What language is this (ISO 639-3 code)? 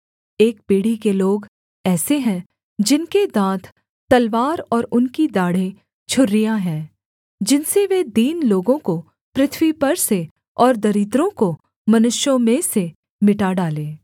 hin